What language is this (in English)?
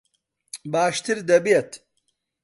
Central Kurdish